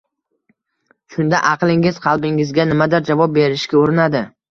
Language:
Uzbek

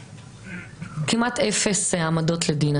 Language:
Hebrew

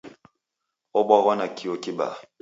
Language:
Taita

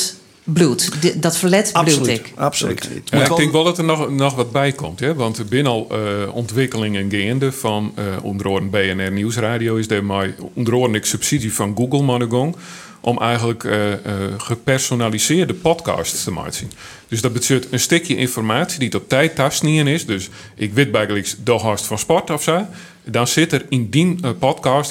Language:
Dutch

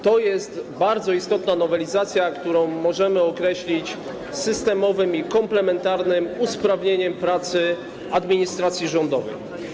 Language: Polish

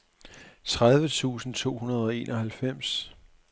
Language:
Danish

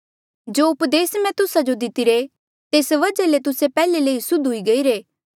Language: Mandeali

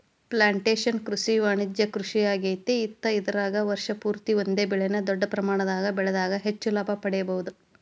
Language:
Kannada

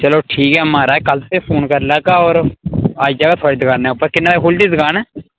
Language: Dogri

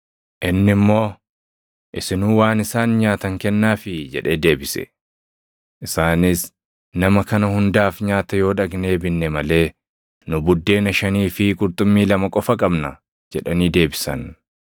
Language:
Oromo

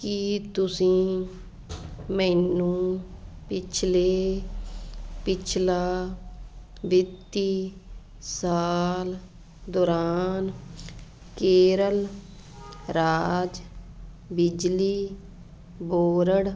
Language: Punjabi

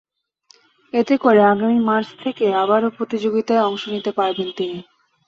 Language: Bangla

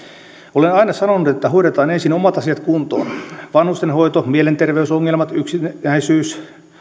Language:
Finnish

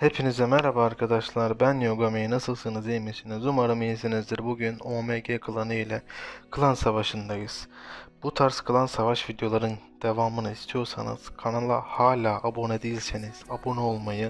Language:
Turkish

